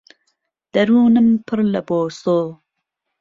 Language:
Central Kurdish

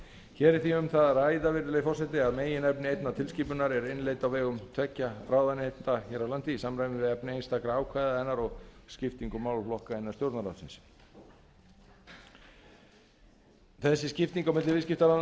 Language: Icelandic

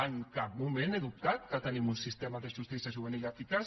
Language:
Catalan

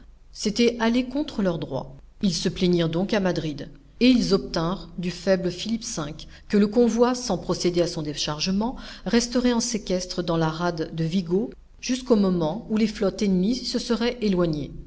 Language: French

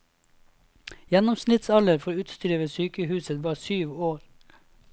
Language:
Norwegian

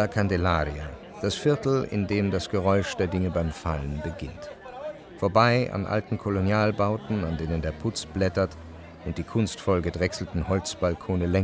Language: German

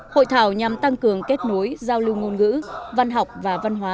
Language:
Vietnamese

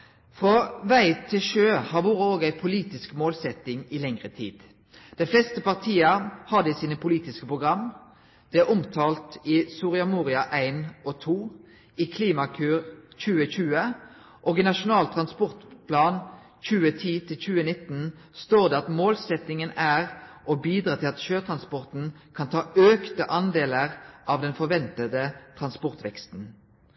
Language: Norwegian Nynorsk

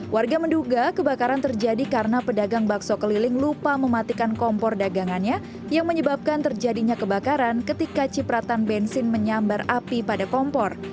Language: Indonesian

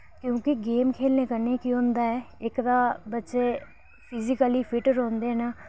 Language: Dogri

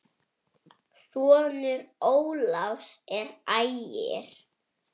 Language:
Icelandic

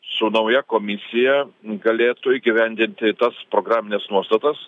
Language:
Lithuanian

